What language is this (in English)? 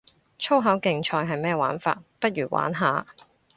Cantonese